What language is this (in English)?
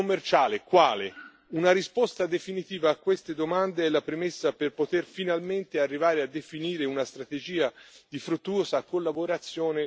Italian